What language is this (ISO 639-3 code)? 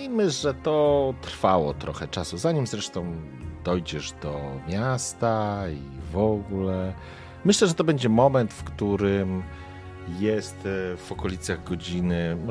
pol